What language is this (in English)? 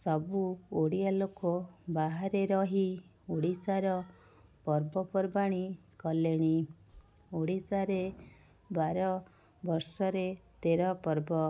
Odia